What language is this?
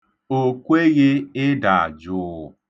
Igbo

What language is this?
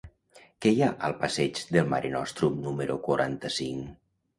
Catalan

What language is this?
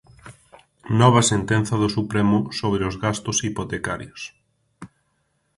Galician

